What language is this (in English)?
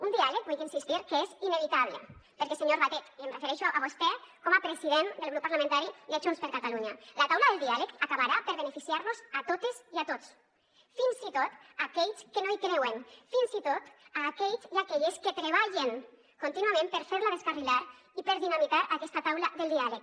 Catalan